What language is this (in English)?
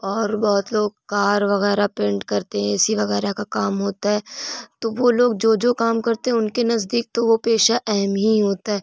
Urdu